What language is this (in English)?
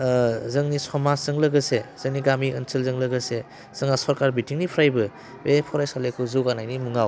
Bodo